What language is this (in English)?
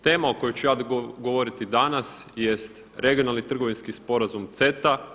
Croatian